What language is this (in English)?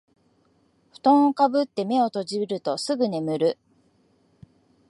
Japanese